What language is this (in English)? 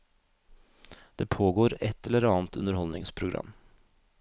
Norwegian